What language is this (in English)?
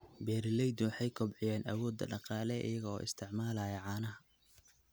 Somali